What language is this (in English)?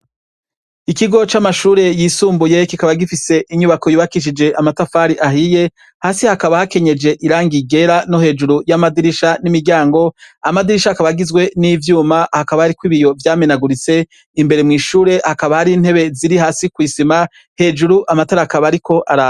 Rundi